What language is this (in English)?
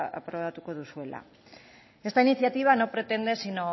Spanish